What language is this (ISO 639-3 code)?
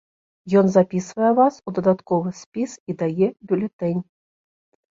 bel